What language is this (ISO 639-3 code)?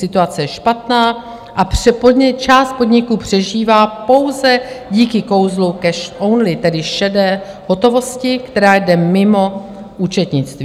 ces